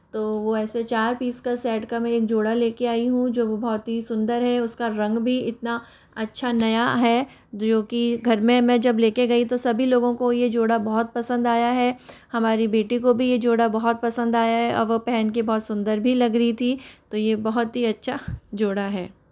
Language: Hindi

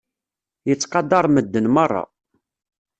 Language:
Kabyle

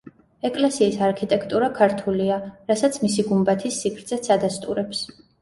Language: Georgian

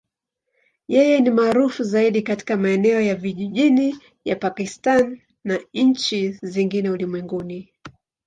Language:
Swahili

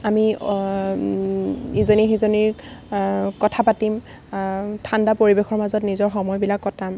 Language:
Assamese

